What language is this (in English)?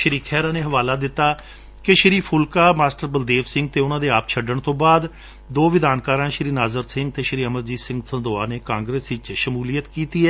Punjabi